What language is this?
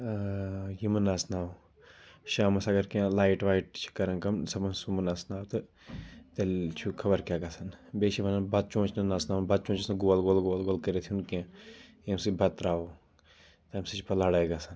Kashmiri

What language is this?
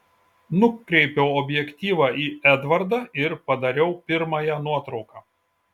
Lithuanian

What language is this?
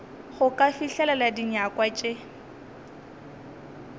Northern Sotho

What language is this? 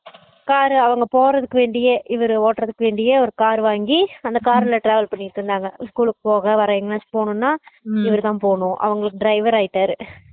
Tamil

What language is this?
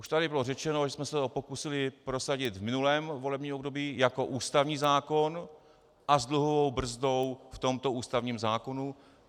Czech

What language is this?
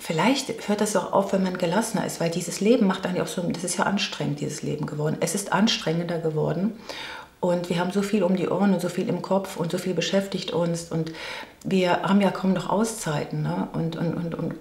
German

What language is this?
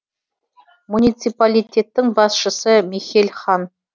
Kazakh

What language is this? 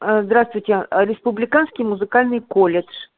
Russian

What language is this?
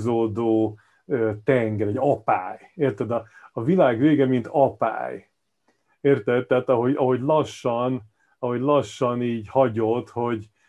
Hungarian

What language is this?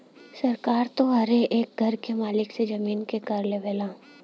Bhojpuri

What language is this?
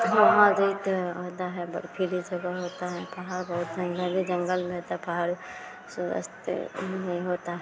Hindi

